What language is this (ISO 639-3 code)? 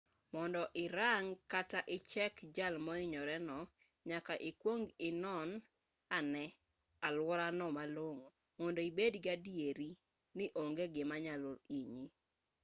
luo